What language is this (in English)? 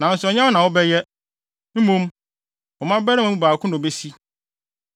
Akan